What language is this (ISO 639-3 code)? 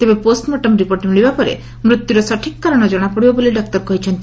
ori